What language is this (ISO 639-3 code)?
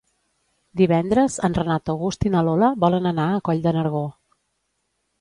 cat